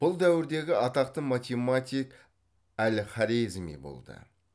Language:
Kazakh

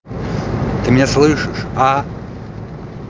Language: Russian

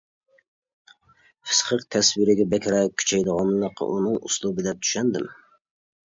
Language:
Uyghur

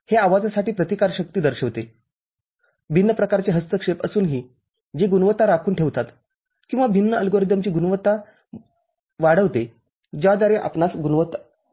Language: Marathi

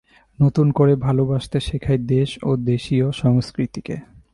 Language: Bangla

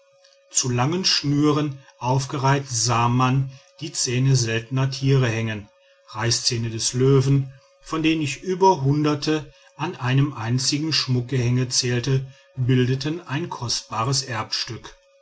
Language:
German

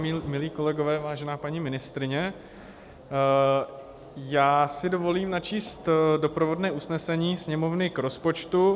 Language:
Czech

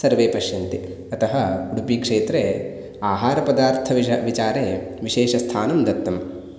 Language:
Sanskrit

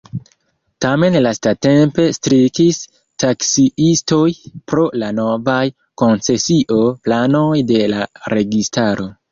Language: Esperanto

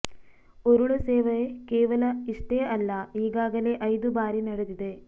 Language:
Kannada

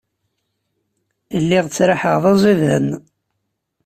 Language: Kabyle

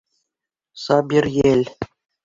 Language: Bashkir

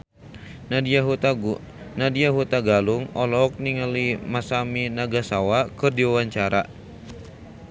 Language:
Sundanese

